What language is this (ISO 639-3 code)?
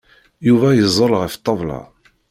kab